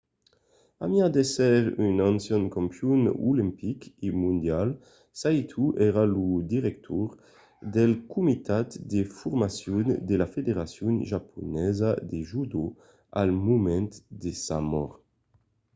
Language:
Occitan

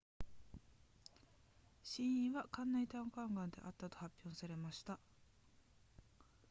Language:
Japanese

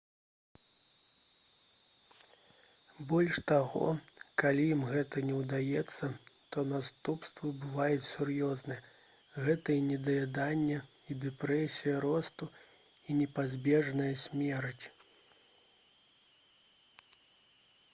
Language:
Belarusian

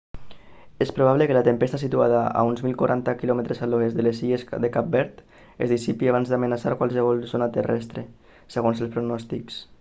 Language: Catalan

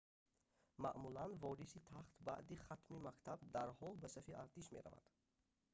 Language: Tajik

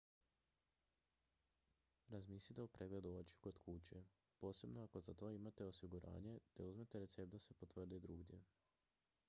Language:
Croatian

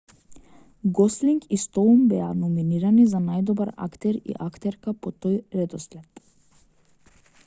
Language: Macedonian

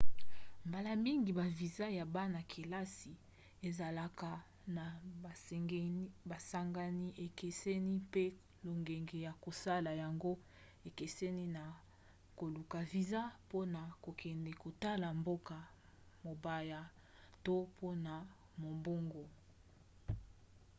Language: Lingala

